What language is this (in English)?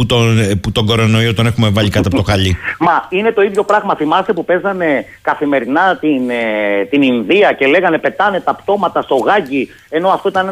Greek